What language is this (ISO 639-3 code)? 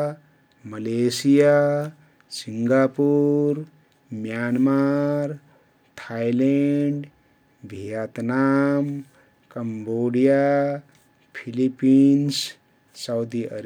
tkt